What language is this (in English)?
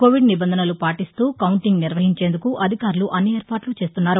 Telugu